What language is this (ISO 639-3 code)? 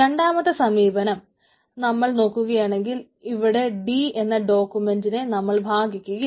mal